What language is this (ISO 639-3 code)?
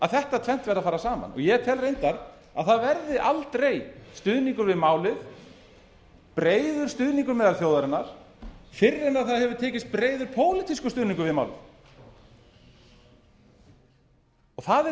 isl